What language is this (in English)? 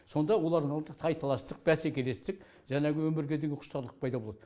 Kazakh